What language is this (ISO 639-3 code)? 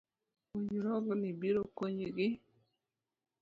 luo